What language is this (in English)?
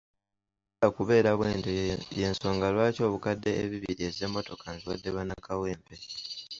Ganda